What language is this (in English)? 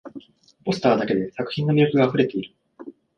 Japanese